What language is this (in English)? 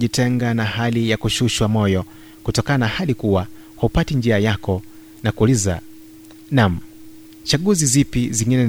Swahili